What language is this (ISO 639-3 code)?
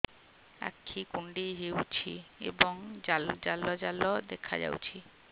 ori